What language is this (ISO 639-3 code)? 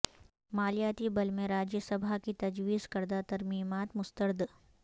urd